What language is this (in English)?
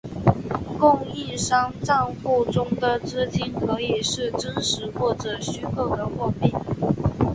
Chinese